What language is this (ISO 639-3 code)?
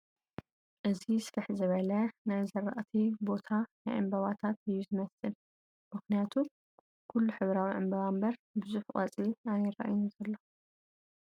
tir